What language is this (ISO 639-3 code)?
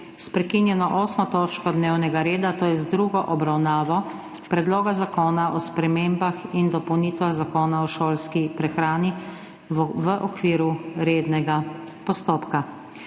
slv